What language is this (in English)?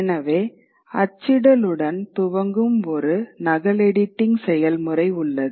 Tamil